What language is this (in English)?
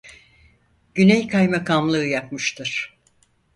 Turkish